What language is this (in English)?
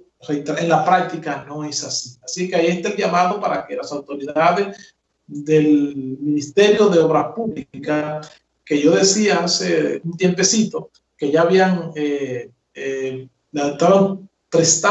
Spanish